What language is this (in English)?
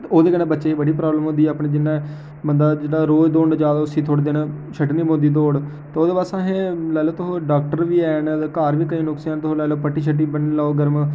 Dogri